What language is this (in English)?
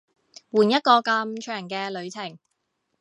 Cantonese